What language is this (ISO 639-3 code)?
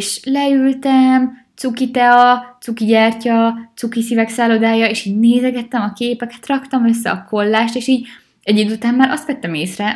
hun